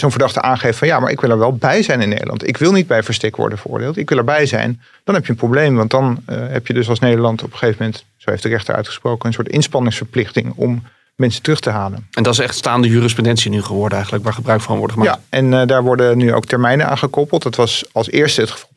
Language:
Dutch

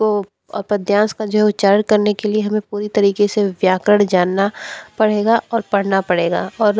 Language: Hindi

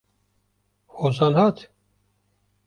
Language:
Kurdish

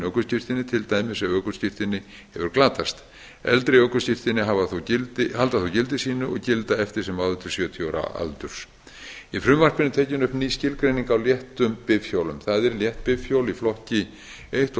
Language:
Icelandic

